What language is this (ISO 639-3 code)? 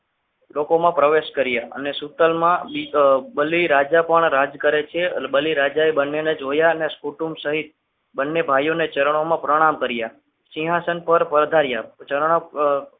guj